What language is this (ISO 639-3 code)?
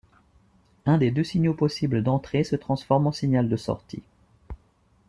fra